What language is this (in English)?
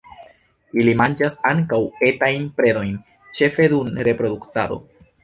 Esperanto